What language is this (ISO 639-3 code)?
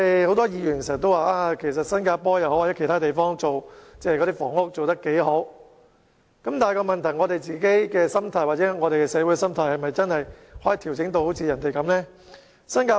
yue